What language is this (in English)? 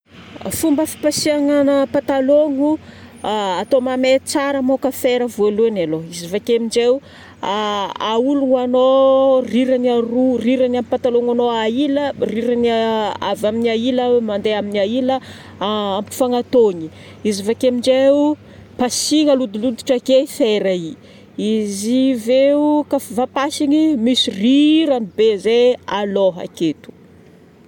Northern Betsimisaraka Malagasy